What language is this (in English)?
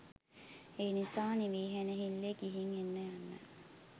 Sinhala